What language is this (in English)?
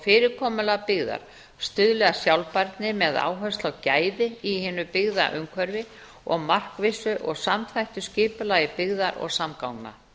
Icelandic